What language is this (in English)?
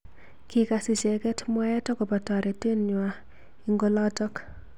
Kalenjin